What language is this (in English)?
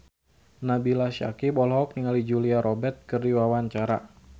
Sundanese